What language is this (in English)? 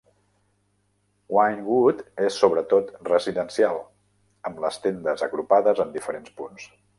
Catalan